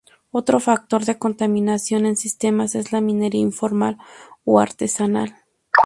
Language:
Spanish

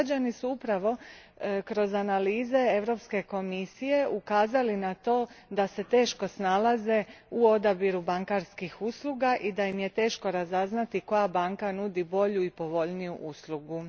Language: Croatian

